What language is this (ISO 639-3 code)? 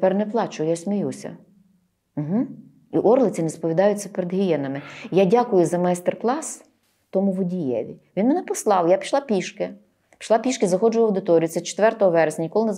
ukr